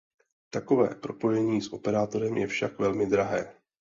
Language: Czech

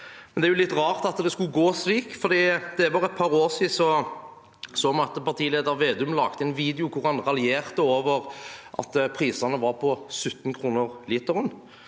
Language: Norwegian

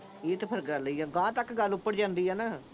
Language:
Punjabi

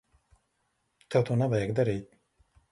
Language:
Latvian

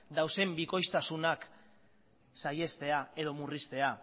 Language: Basque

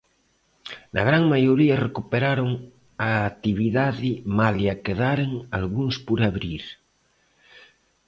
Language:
Galician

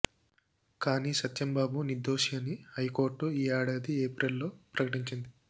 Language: Telugu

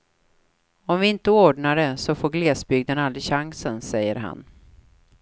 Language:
Swedish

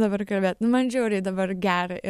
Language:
Lithuanian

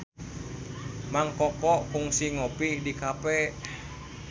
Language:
Sundanese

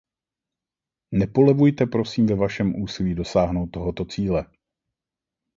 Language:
Czech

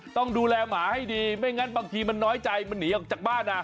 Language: Thai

